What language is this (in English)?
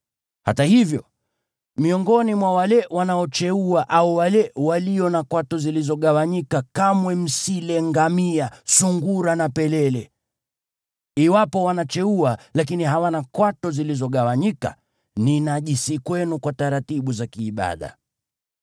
Swahili